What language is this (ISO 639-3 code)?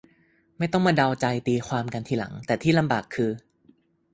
tha